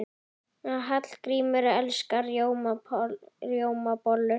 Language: Icelandic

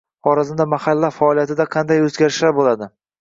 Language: Uzbek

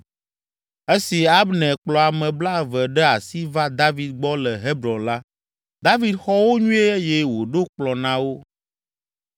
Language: Ewe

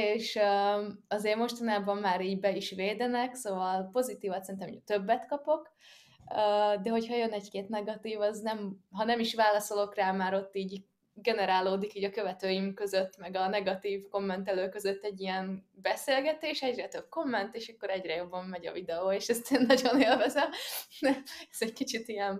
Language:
Hungarian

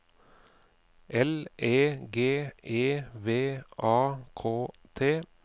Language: Norwegian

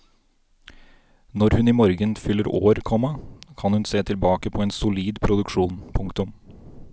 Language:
Norwegian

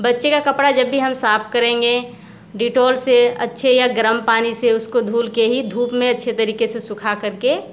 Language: Hindi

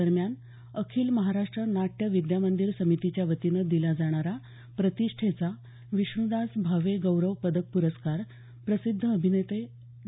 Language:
Marathi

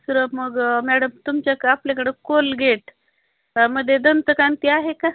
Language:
Marathi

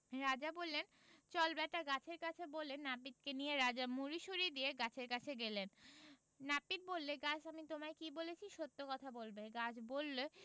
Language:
Bangla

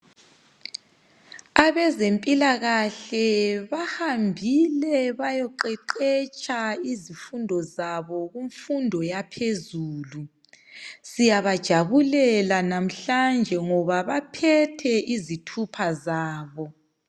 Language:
North Ndebele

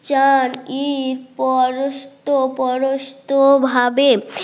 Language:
Bangla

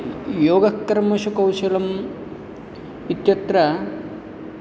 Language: Sanskrit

